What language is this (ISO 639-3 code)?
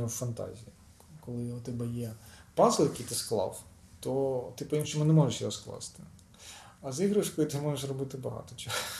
ukr